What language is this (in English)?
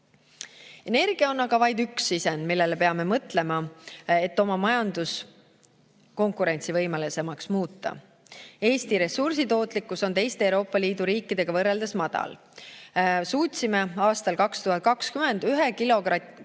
Estonian